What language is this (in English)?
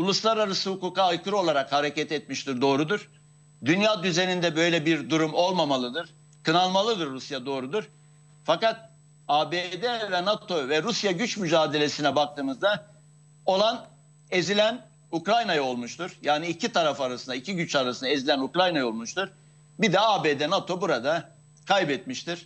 Turkish